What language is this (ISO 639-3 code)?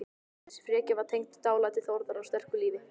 isl